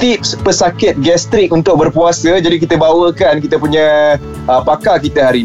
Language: Malay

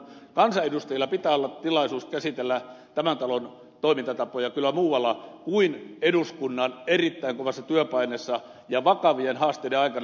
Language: Finnish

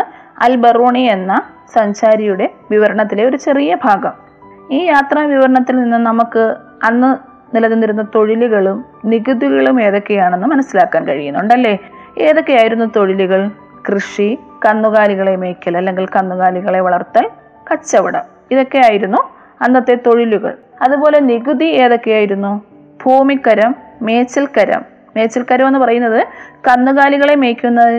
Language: Malayalam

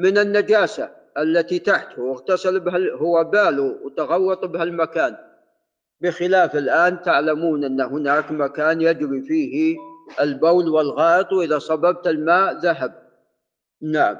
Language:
Arabic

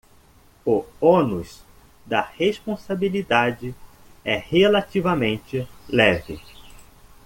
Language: Portuguese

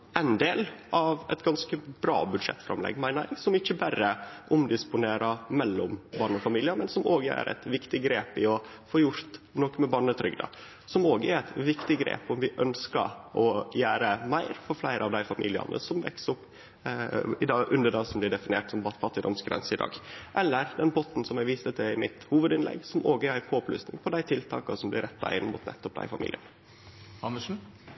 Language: Norwegian Nynorsk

